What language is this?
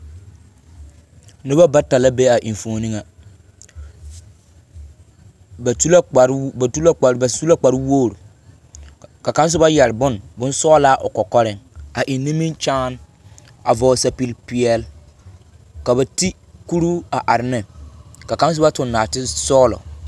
Southern Dagaare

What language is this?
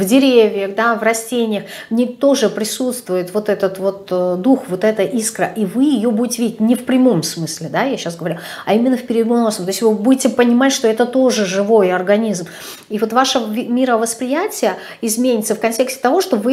Russian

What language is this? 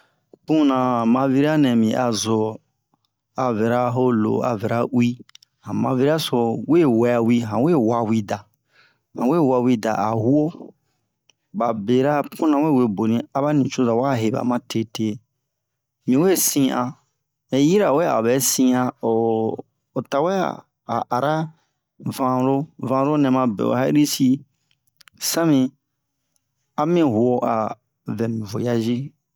Bomu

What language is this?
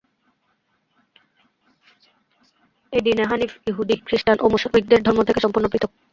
Bangla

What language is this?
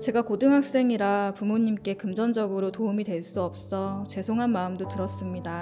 Korean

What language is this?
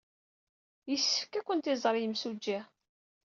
Kabyle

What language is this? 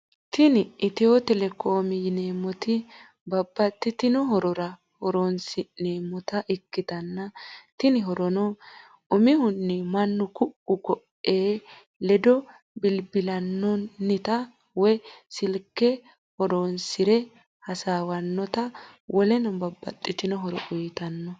Sidamo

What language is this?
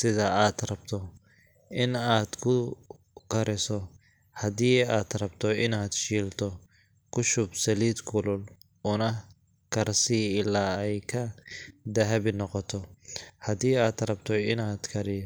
Somali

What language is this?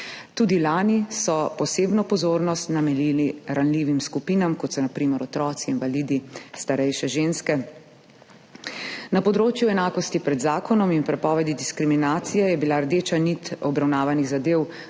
Slovenian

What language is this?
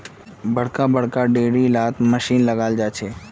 Magahi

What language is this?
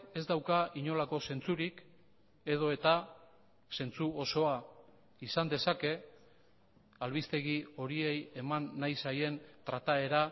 Basque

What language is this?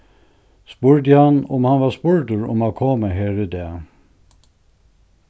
Faroese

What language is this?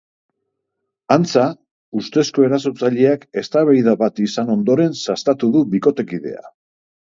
Basque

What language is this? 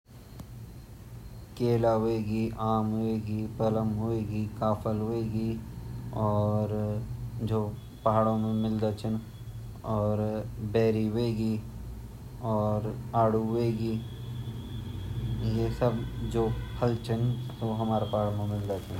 Garhwali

